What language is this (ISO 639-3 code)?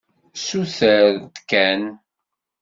kab